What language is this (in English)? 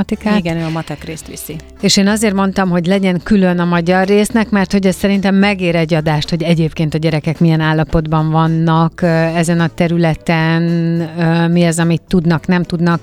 Hungarian